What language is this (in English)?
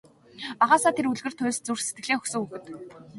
Mongolian